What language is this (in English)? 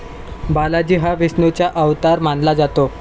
Marathi